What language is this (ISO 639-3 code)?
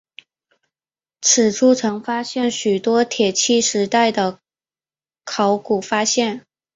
zho